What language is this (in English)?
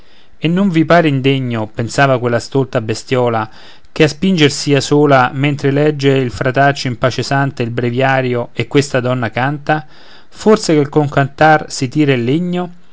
Italian